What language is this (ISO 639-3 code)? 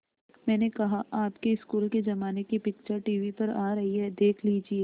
hin